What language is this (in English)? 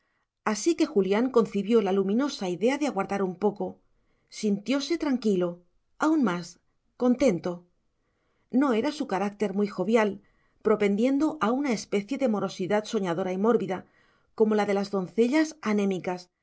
Spanish